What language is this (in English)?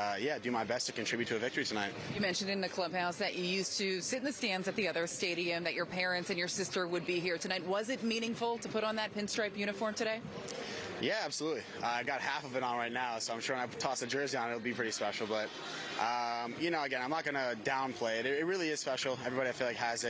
English